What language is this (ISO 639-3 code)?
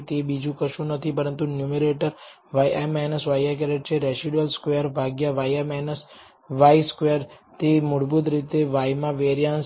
guj